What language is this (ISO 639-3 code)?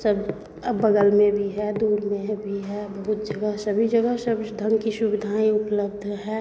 hin